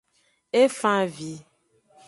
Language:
Aja (Benin)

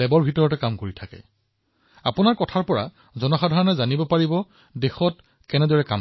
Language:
Assamese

